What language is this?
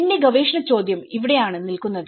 Malayalam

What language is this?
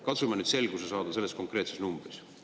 Estonian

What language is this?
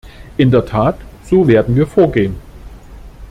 German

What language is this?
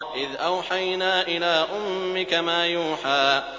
Arabic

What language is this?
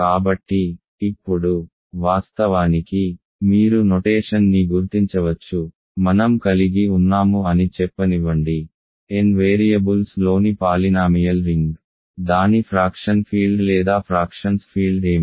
Telugu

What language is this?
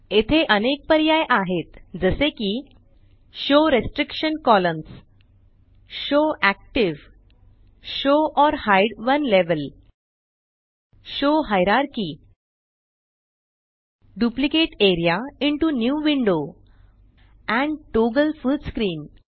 Marathi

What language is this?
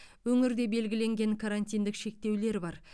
Kazakh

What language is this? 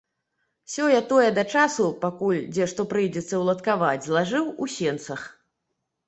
Belarusian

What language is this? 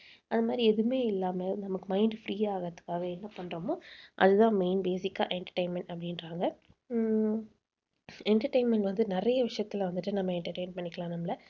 Tamil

